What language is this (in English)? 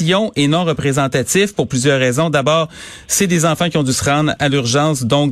French